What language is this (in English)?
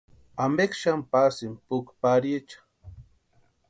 Western Highland Purepecha